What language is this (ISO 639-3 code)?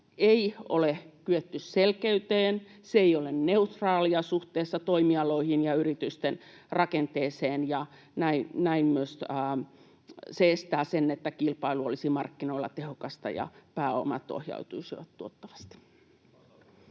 fin